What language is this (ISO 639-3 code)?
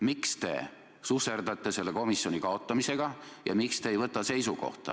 est